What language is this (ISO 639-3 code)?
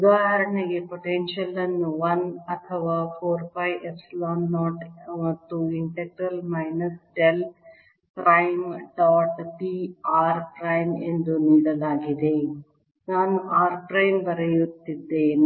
kan